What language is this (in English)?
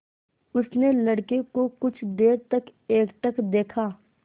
Hindi